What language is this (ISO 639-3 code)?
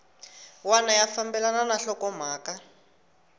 tso